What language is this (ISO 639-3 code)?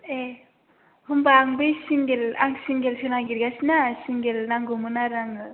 brx